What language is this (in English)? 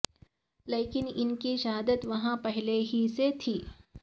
Urdu